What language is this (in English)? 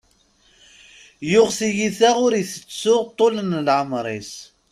Kabyle